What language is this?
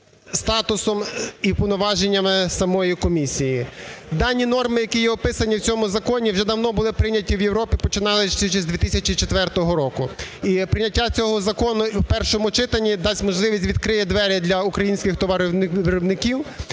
Ukrainian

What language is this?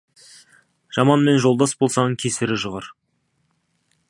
Kazakh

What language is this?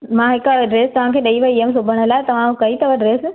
Sindhi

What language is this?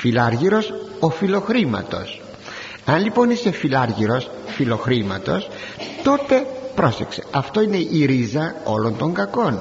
Greek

